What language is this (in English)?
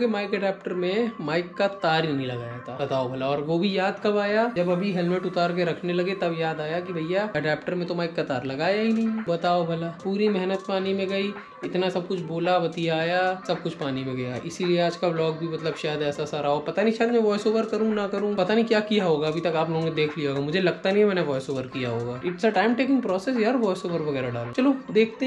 Hindi